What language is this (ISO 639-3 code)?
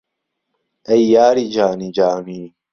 ckb